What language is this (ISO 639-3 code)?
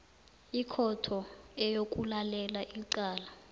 nbl